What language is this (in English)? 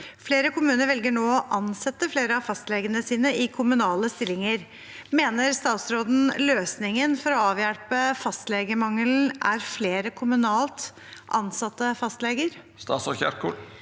Norwegian